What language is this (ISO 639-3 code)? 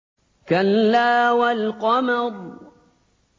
ara